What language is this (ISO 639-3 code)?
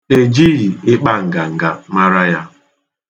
ibo